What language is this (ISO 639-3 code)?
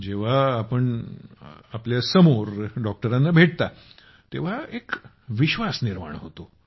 mar